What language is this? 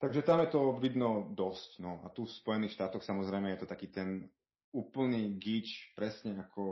Slovak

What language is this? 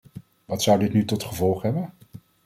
Dutch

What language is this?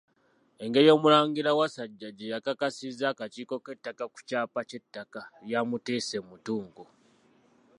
Ganda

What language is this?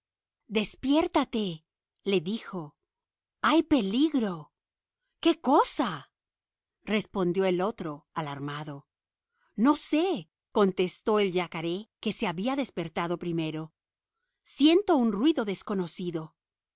Spanish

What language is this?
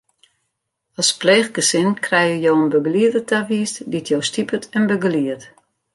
Western Frisian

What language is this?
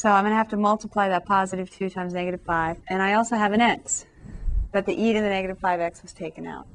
English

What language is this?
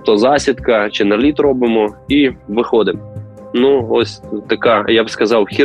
Ukrainian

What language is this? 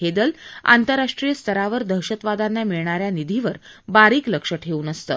Marathi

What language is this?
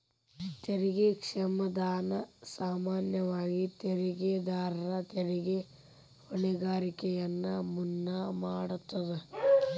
Kannada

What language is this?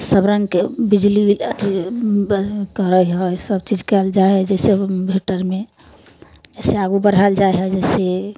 Maithili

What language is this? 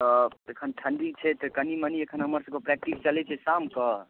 Maithili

